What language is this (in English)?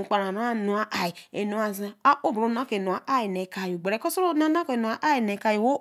Eleme